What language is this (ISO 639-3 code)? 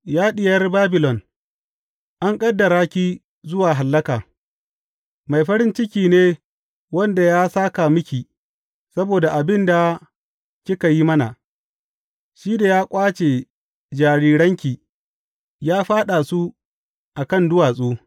hau